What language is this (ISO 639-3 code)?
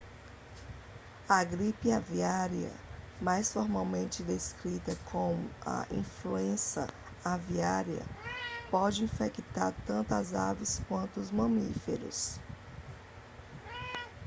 por